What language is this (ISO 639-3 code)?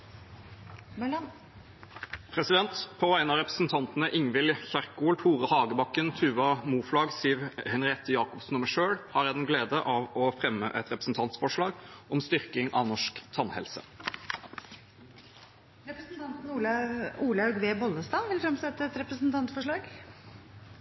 nor